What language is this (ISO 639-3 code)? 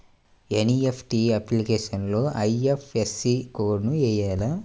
tel